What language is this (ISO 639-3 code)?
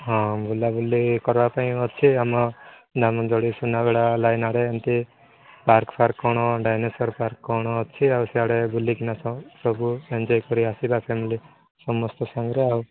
ori